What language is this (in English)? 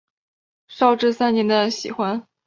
Chinese